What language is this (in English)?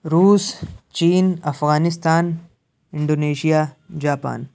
Urdu